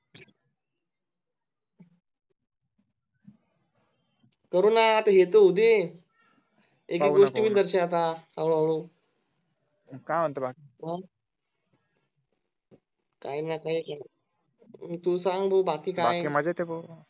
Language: Marathi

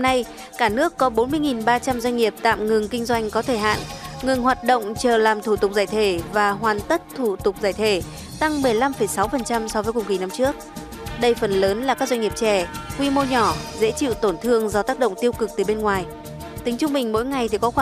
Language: Vietnamese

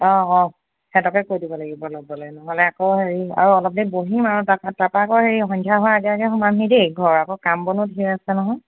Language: Assamese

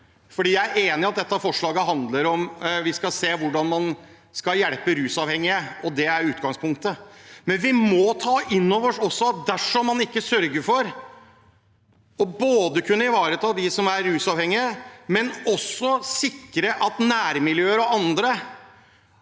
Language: Norwegian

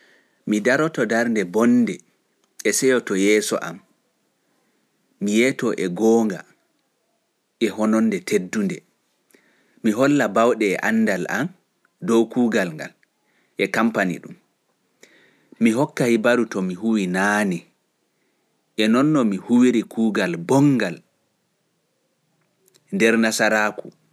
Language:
Fula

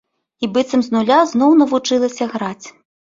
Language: Belarusian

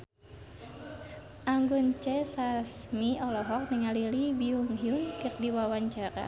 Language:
Sundanese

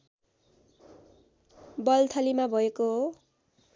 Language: Nepali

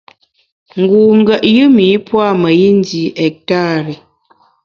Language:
Bamun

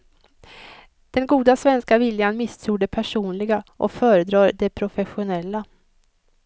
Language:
Swedish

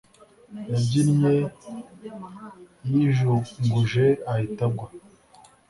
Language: Kinyarwanda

